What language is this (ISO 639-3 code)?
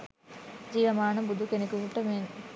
sin